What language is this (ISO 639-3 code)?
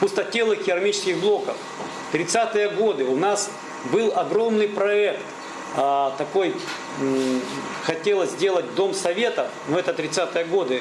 rus